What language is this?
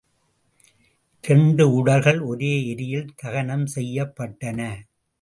Tamil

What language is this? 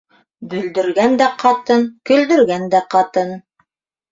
Bashkir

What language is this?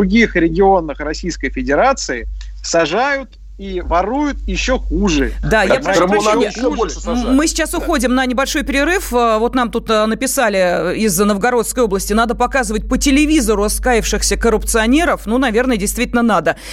Russian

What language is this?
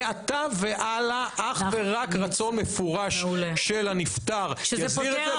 Hebrew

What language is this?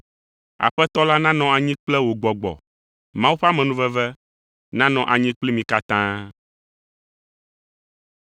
Ewe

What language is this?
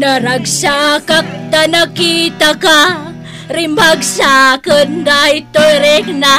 Filipino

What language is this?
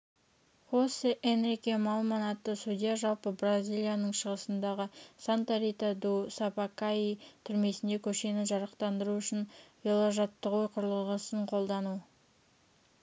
Kazakh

